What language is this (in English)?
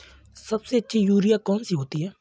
Hindi